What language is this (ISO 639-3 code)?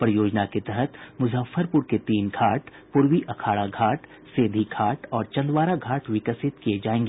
hin